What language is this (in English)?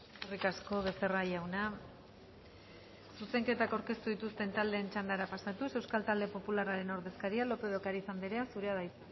Basque